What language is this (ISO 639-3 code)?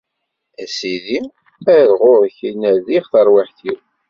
kab